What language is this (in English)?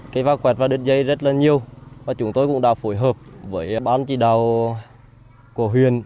Vietnamese